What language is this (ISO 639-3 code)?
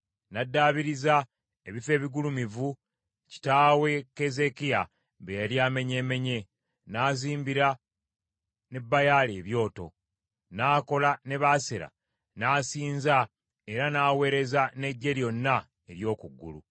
lug